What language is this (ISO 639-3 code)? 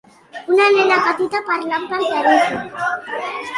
cat